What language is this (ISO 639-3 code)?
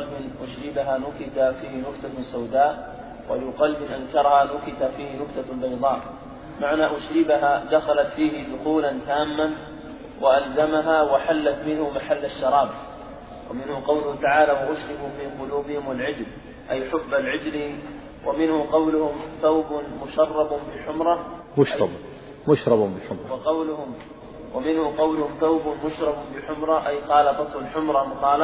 ara